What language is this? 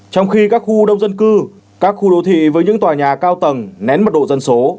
Vietnamese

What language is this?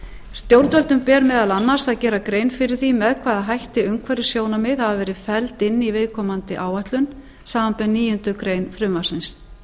Icelandic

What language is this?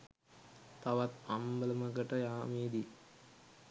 Sinhala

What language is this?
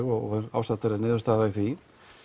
Icelandic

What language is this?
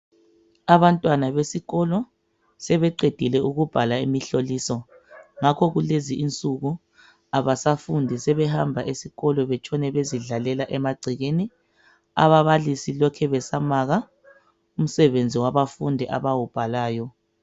North Ndebele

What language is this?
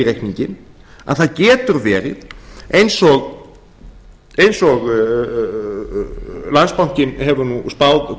Icelandic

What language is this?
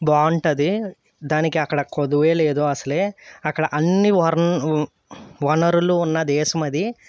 Telugu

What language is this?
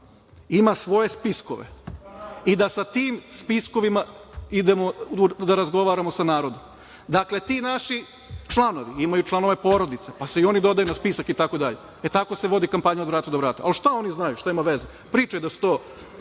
Serbian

